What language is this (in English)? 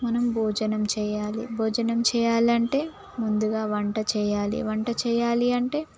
Telugu